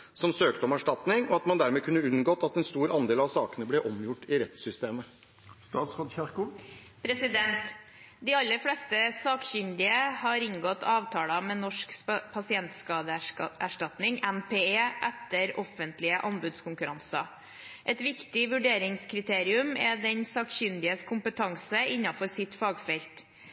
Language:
Norwegian Bokmål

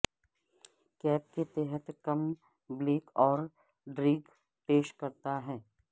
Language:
Urdu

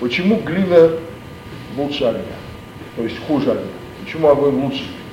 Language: Russian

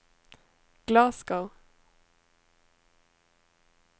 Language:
Norwegian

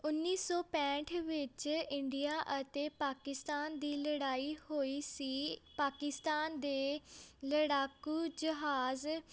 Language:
Punjabi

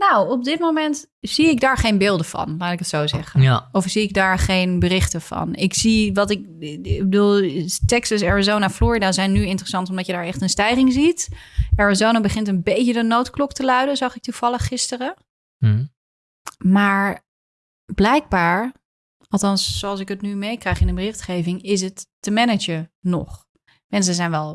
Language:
Dutch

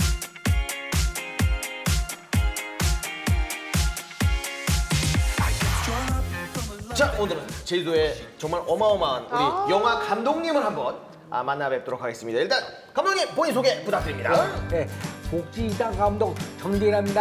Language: Korean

